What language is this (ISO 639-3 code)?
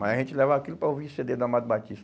por